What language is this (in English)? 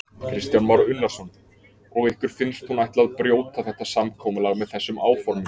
Icelandic